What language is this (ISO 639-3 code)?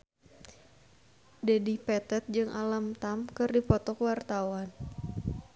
sun